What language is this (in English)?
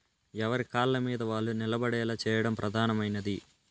Telugu